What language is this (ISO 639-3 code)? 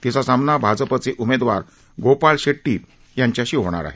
mar